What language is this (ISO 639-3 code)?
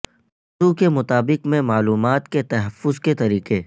urd